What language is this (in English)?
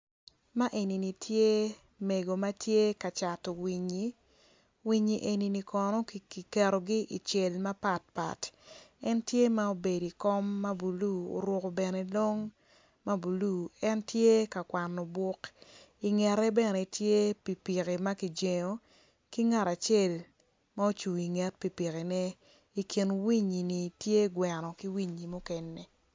Acoli